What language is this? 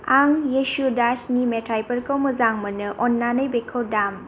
Bodo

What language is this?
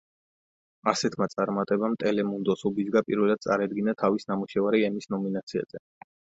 Georgian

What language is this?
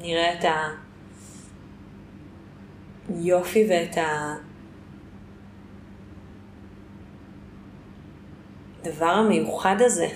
Hebrew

